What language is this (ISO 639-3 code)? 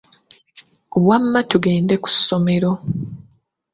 lug